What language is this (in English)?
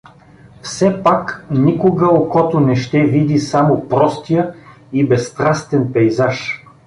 Bulgarian